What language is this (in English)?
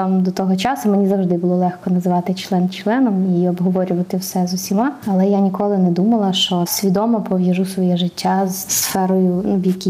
Ukrainian